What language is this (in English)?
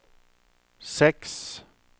Norwegian